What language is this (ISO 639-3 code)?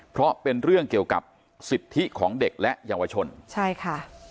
tha